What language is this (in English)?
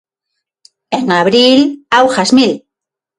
Galician